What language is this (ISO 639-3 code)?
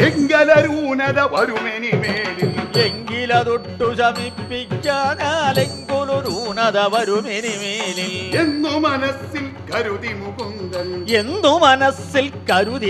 mal